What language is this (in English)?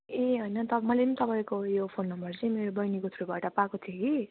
Nepali